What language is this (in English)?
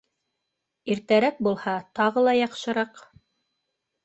Bashkir